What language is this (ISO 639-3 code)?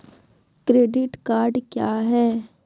mai